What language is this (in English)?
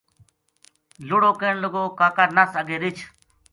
Gujari